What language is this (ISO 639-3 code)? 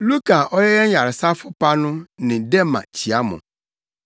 aka